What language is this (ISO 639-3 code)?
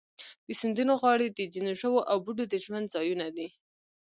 pus